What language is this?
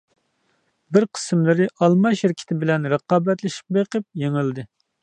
Uyghur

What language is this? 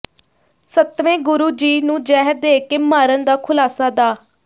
Punjabi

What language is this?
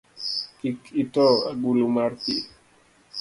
Luo (Kenya and Tanzania)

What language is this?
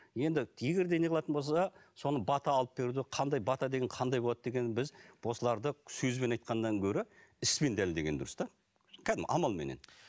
Kazakh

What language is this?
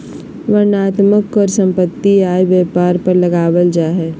Magahi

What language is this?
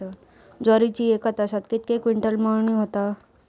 Marathi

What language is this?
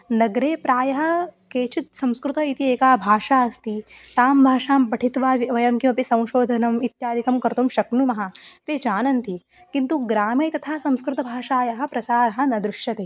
Sanskrit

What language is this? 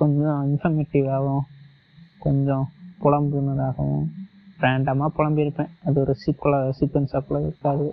Tamil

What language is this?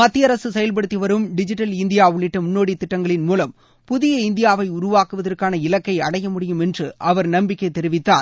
Tamil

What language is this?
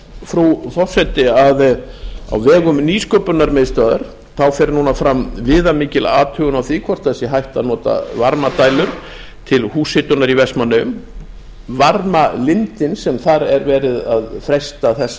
Icelandic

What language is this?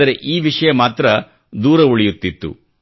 Kannada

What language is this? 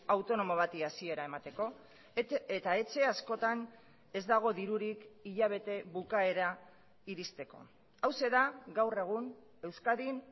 Basque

